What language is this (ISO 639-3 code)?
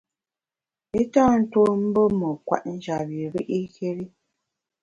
bax